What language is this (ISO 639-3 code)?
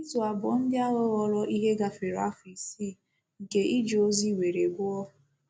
ibo